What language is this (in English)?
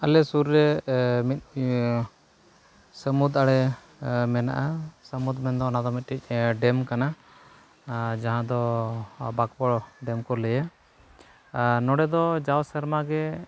Santali